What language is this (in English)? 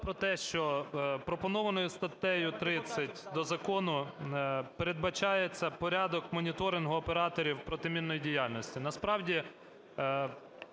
Ukrainian